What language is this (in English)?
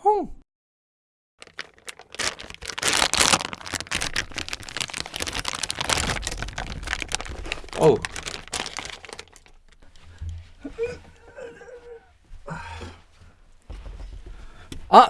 Korean